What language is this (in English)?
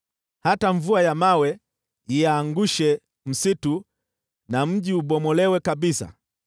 Swahili